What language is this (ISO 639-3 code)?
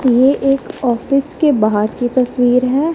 hin